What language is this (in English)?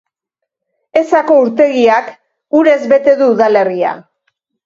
Basque